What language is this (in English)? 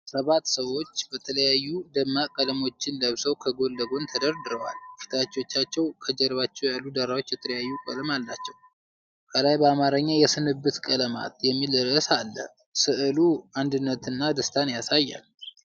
Amharic